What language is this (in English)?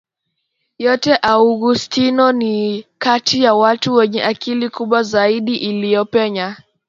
Swahili